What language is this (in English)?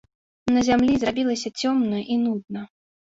Belarusian